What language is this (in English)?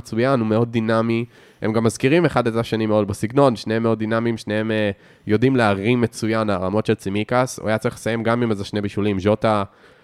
Hebrew